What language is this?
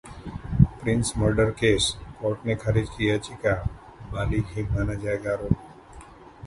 Hindi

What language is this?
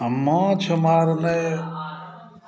Maithili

